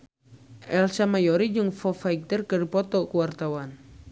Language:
Sundanese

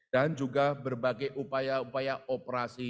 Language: Indonesian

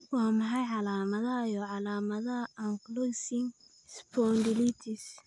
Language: Somali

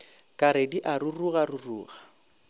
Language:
Northern Sotho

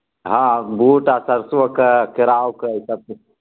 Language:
Maithili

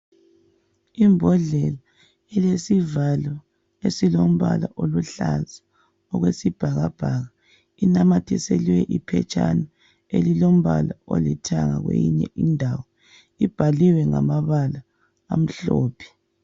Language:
North Ndebele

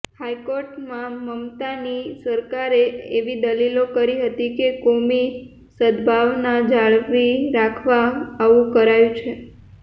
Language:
Gujarati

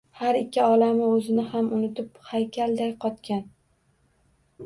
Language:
Uzbek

